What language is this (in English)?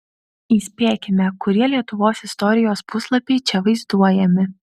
Lithuanian